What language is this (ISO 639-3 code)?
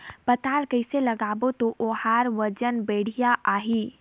hne